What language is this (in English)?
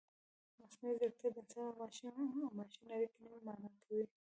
Pashto